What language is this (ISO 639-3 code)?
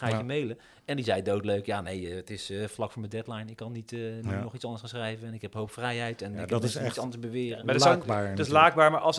nld